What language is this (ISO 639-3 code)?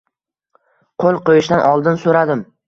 uzb